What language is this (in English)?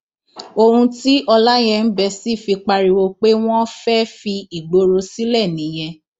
Yoruba